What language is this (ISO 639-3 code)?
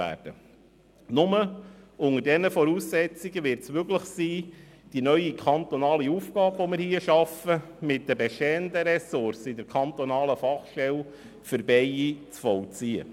gsw